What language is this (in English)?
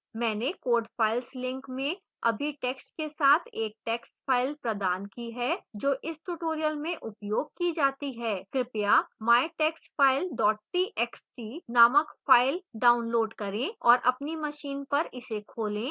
Hindi